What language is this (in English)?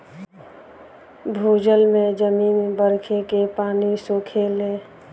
Bhojpuri